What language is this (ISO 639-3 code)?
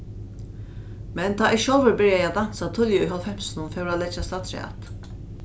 fao